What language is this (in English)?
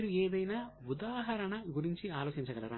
Telugu